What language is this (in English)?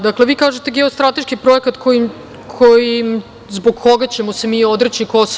Serbian